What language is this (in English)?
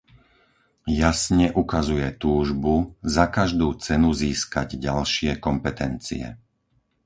Slovak